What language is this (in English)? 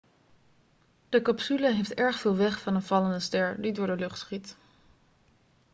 Dutch